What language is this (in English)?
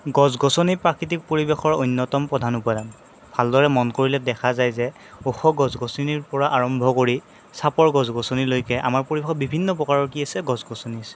Assamese